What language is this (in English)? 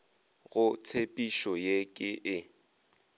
Northern Sotho